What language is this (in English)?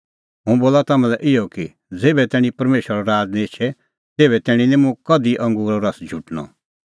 Kullu Pahari